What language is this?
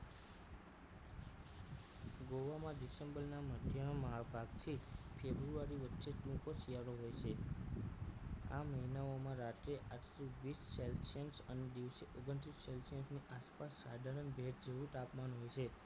Gujarati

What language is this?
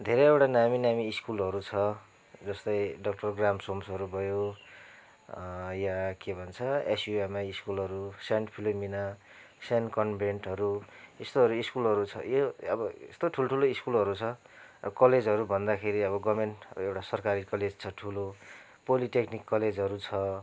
Nepali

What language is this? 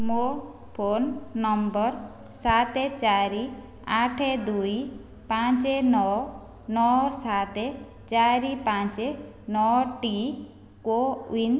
Odia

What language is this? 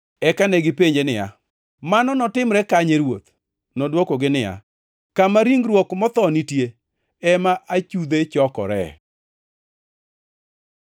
Luo (Kenya and Tanzania)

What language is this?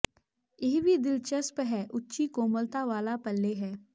Punjabi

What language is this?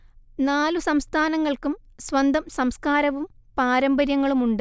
Malayalam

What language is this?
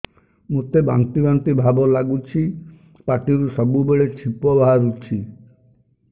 Odia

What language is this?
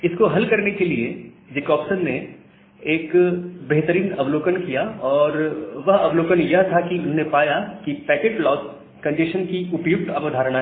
Hindi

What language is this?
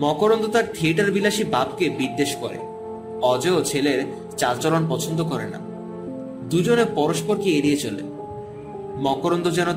Bangla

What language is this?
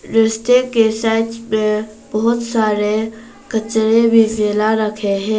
Hindi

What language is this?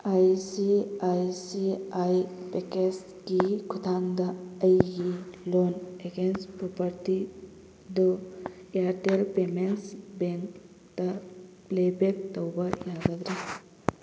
Manipuri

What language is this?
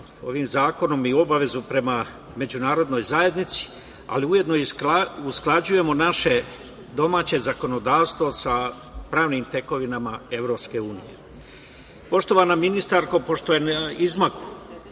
Serbian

